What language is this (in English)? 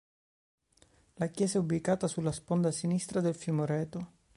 Italian